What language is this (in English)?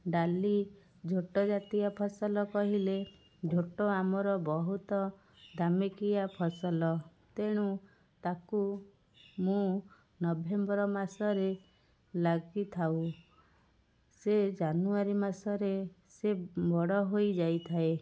Odia